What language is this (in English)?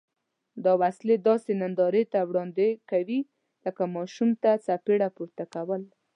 Pashto